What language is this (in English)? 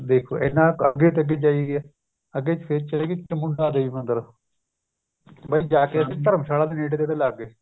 Punjabi